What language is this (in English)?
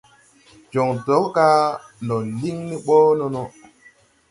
Tupuri